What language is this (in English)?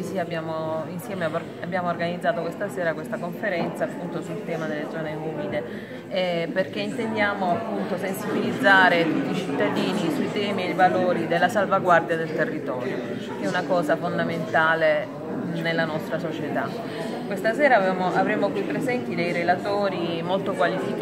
Italian